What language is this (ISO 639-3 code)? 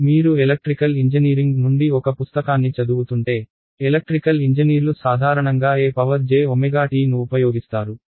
tel